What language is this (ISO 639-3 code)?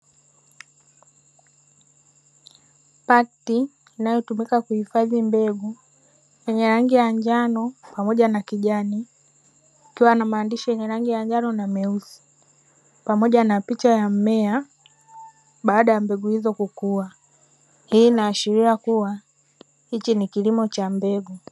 swa